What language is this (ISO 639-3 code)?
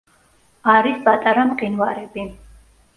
kat